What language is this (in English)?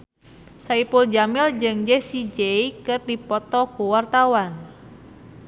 Sundanese